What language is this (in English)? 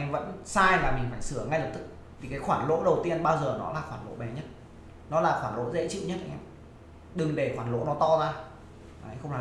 Vietnamese